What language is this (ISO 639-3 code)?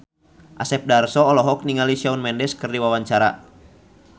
sun